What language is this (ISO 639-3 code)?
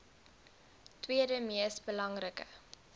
afr